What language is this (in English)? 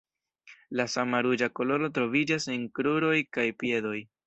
Esperanto